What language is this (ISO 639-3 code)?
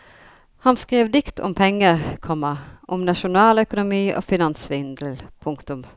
nor